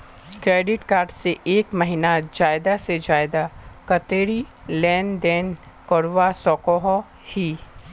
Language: Magahi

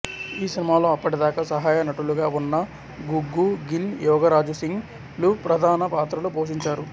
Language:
Telugu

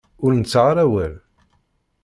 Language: Kabyle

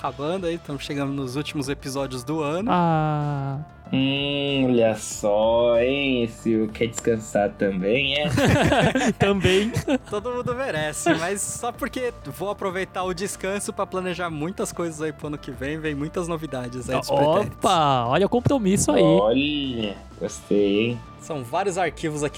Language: Portuguese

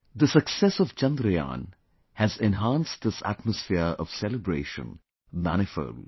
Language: English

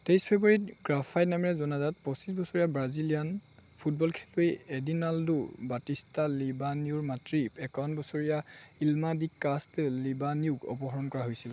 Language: Assamese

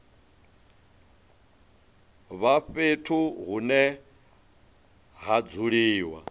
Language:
Venda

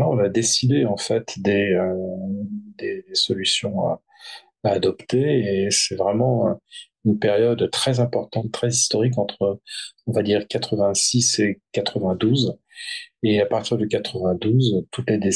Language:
French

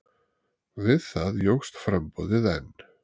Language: Icelandic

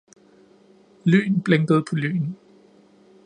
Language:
Danish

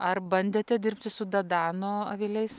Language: Lithuanian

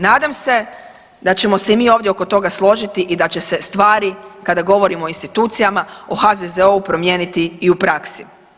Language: Croatian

